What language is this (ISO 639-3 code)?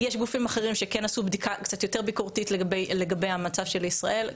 heb